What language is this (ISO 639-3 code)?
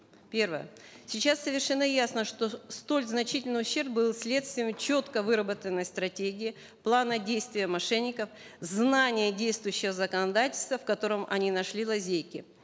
kaz